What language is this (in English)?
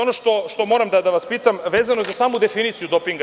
Serbian